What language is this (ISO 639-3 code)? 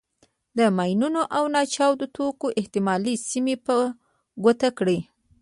pus